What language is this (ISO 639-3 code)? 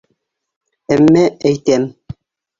bak